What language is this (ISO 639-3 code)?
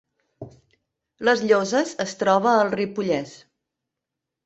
cat